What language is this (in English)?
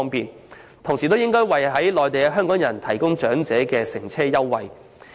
Cantonese